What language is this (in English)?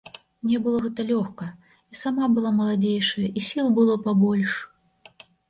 Belarusian